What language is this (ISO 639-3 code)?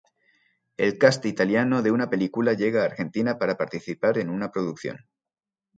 spa